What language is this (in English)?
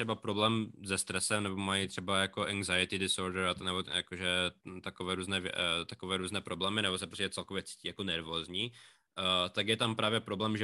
Czech